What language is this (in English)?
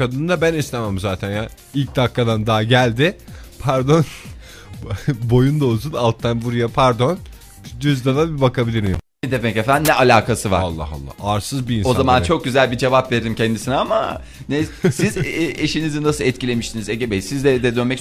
Turkish